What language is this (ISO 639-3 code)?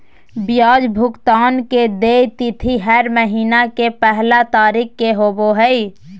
mag